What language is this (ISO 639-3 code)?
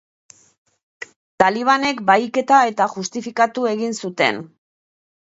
eus